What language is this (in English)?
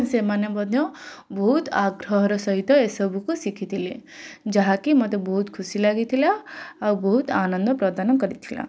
Odia